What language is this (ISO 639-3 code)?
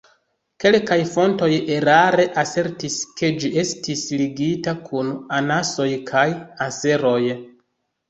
epo